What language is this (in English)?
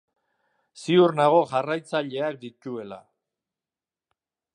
Basque